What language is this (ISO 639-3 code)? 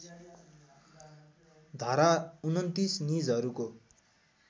nep